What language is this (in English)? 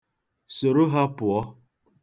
Igbo